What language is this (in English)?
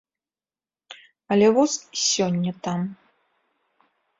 Belarusian